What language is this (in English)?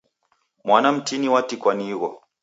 Taita